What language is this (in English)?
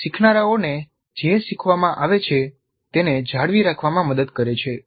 Gujarati